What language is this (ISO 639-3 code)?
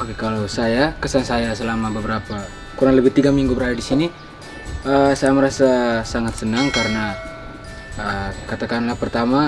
ind